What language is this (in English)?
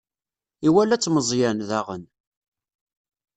Kabyle